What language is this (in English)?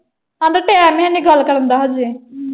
Punjabi